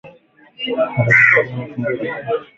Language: Swahili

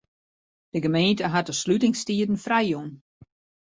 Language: Western Frisian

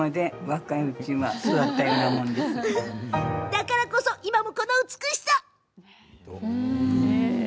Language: Japanese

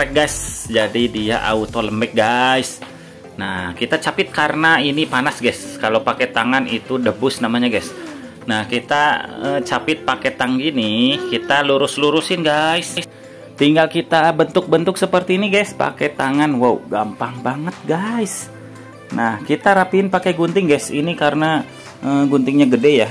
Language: Indonesian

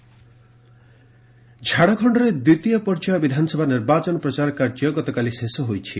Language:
Odia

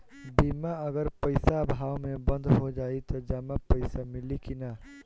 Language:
Bhojpuri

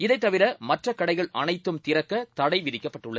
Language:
Tamil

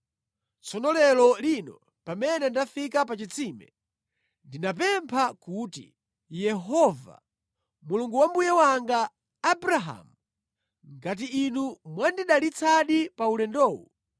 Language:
Nyanja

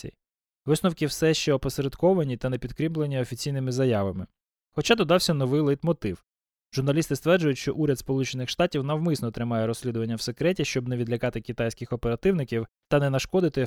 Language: Ukrainian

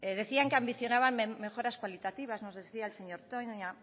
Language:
Spanish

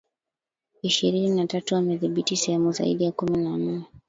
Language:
Swahili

